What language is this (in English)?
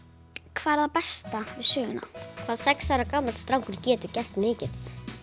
Icelandic